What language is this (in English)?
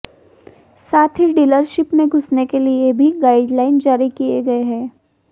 Hindi